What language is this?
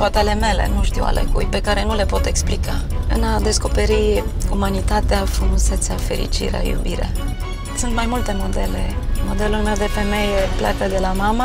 Romanian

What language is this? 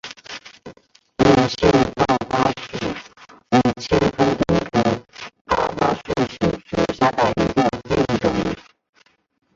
Chinese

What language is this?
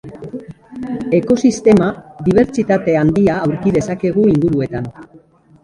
Basque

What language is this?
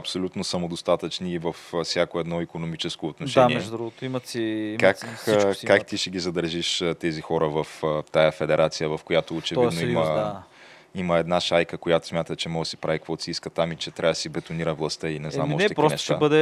Bulgarian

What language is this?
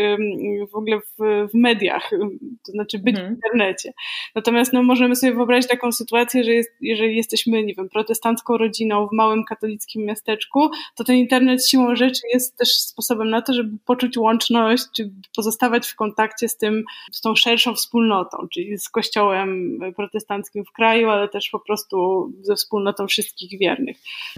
Polish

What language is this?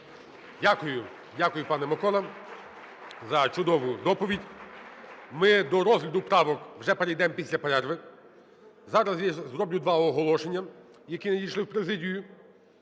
Ukrainian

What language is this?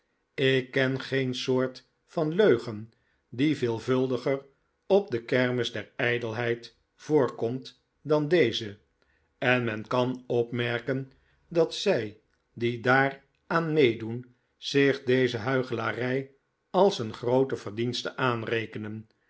Dutch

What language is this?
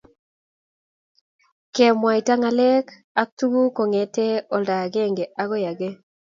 Kalenjin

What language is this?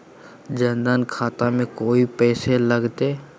Magahi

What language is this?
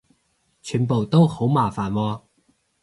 Cantonese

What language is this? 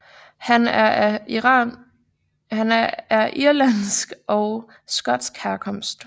Danish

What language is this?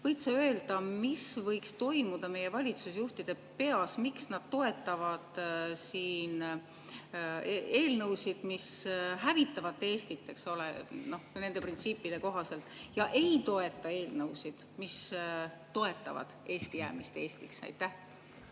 Estonian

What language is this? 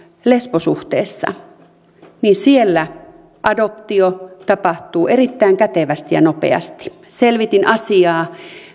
Finnish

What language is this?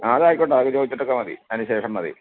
Malayalam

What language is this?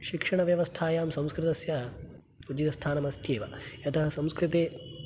Sanskrit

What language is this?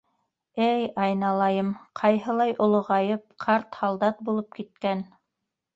Bashkir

